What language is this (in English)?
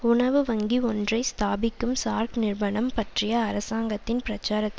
Tamil